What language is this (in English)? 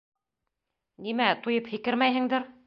Bashkir